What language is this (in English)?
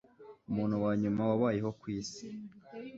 Kinyarwanda